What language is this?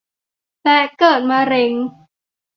Thai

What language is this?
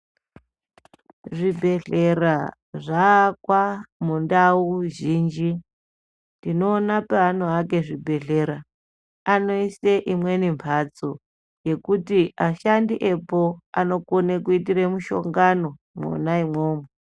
Ndau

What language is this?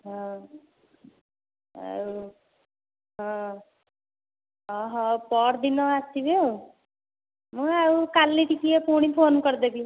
Odia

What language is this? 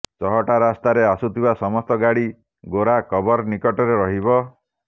Odia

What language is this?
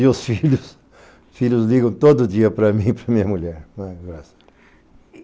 Portuguese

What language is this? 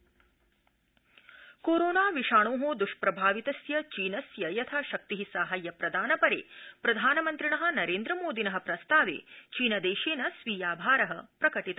Sanskrit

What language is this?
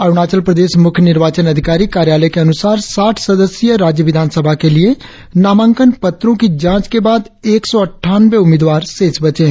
Hindi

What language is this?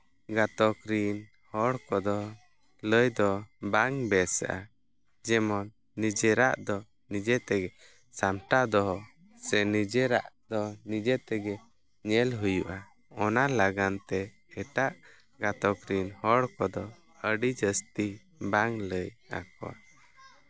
Santali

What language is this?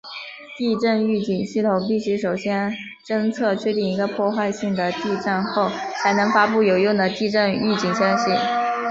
Chinese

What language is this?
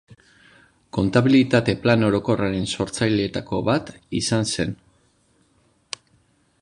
Basque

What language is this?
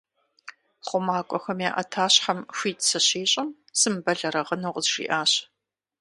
Kabardian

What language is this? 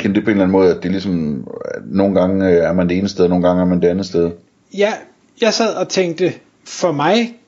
Danish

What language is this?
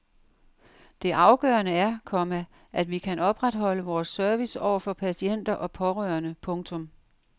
Danish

